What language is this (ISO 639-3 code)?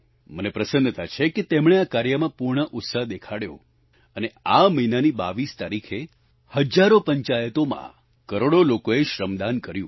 guj